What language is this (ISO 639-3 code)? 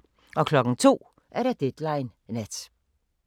dan